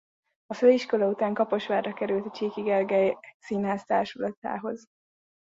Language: Hungarian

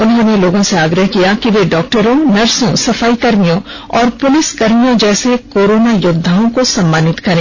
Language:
Hindi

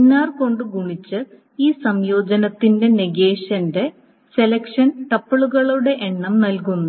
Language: Malayalam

